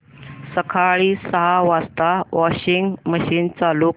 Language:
Marathi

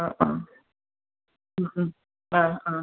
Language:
Malayalam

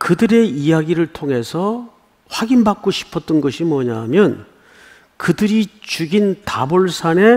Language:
Korean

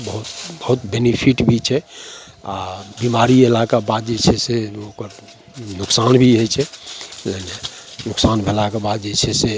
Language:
Maithili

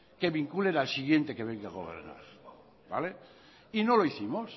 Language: Spanish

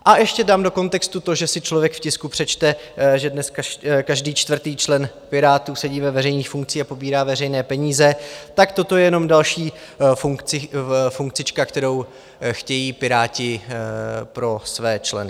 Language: Czech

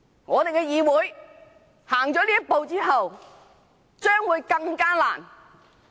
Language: Cantonese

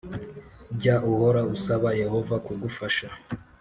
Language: Kinyarwanda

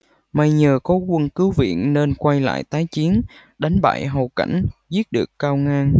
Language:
Vietnamese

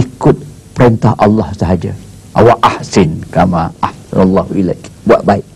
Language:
Malay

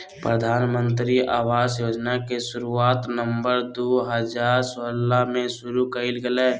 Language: Magahi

